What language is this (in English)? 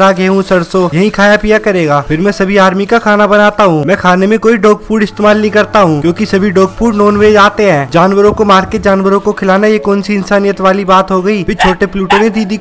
Hindi